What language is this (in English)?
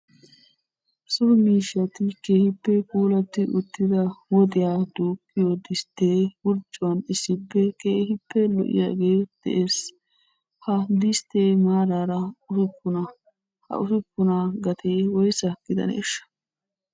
Wolaytta